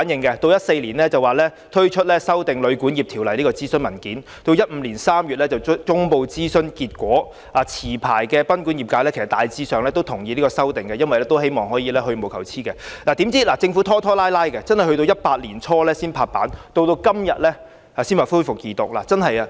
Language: Cantonese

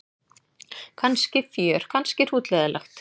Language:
Icelandic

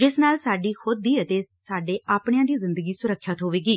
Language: Punjabi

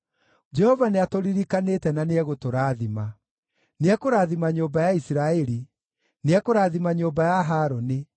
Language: Kikuyu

